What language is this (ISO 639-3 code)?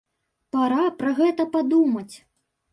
bel